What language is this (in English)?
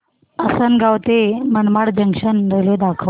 Marathi